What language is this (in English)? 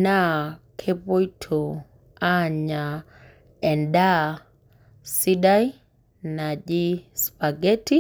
Masai